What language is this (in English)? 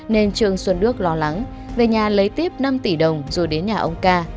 Vietnamese